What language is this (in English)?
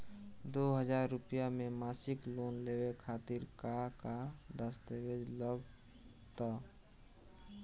Bhojpuri